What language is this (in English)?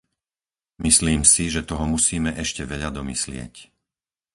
Slovak